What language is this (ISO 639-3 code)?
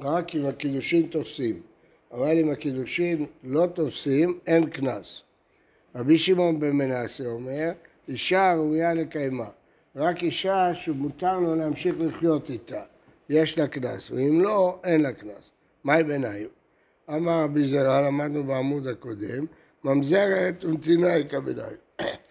heb